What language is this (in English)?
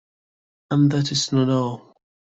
English